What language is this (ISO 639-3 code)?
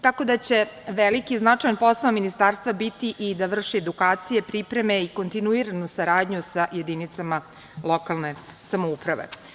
srp